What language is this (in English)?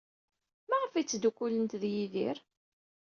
Kabyle